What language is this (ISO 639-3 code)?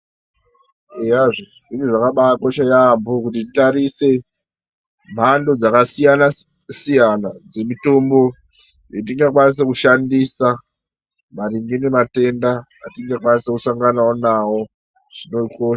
ndc